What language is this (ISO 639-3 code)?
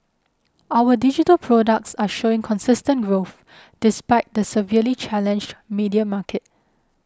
eng